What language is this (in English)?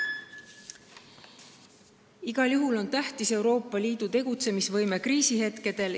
Estonian